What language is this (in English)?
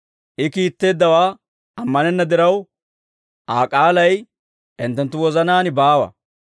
Dawro